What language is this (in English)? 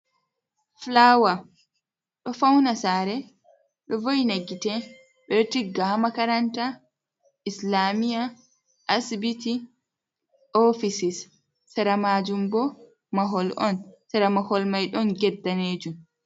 Fula